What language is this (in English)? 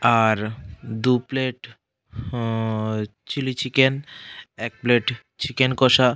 Bangla